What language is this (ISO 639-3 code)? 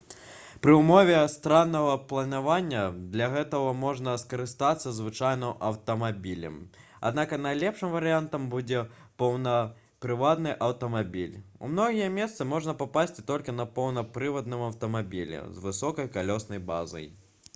bel